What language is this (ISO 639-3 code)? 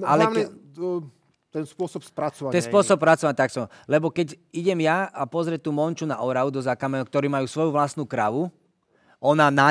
slk